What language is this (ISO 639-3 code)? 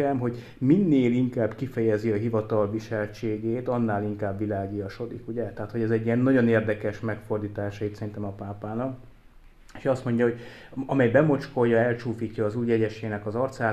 hun